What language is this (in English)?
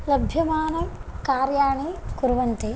Sanskrit